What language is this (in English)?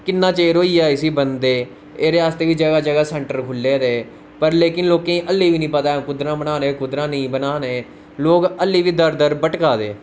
Dogri